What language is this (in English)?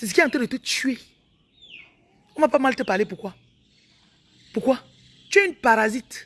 French